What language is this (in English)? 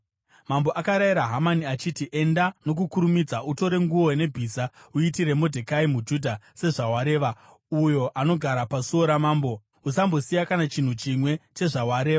Shona